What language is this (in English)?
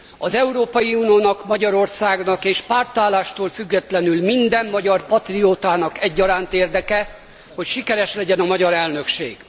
Hungarian